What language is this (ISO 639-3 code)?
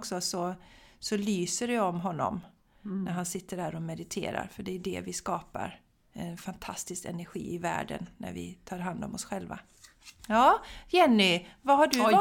swe